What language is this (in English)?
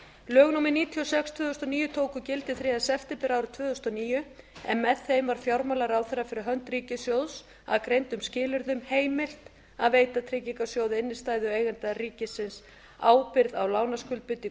Icelandic